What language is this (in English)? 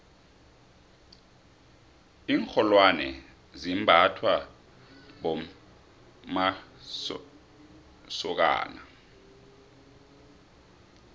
South Ndebele